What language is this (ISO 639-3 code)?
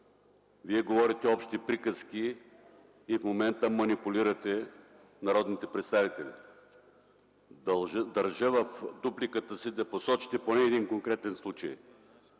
bul